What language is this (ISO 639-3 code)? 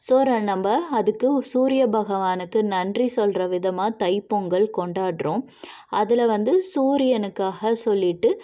tam